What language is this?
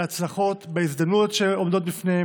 Hebrew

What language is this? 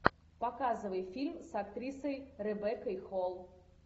Russian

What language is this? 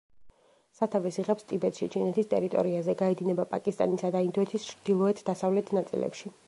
Georgian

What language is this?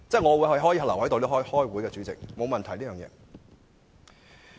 Cantonese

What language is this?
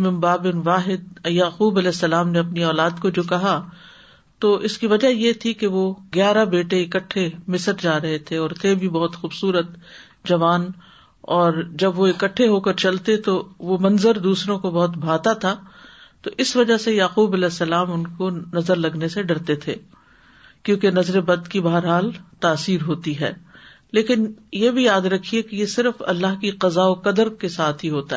Urdu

